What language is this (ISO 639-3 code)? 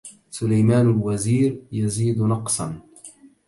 ara